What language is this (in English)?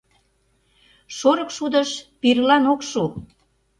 Mari